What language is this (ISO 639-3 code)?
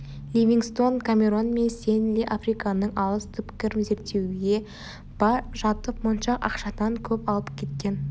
kaz